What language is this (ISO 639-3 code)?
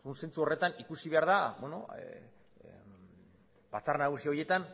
eus